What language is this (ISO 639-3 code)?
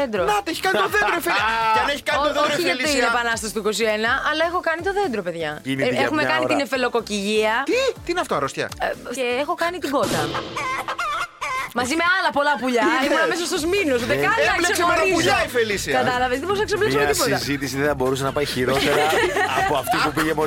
ell